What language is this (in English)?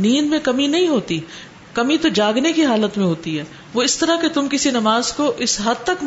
Urdu